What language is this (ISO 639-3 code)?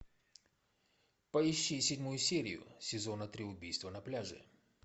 rus